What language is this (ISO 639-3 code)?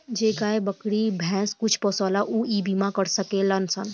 bho